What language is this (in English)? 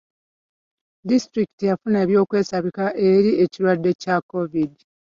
Ganda